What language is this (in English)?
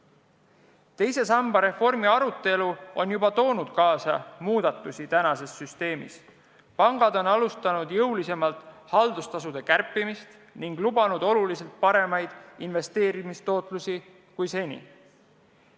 Estonian